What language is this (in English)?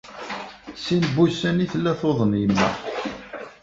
Kabyle